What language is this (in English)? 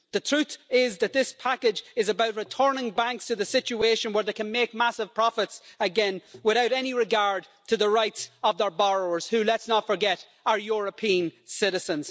English